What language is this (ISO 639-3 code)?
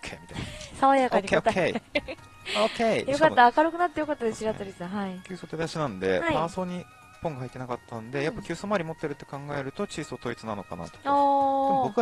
jpn